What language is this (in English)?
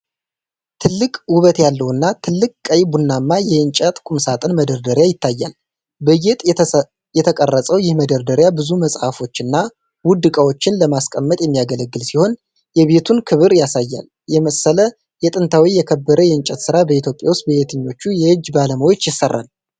Amharic